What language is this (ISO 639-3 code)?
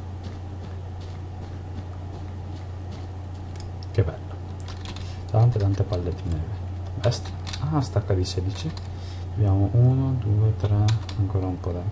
ita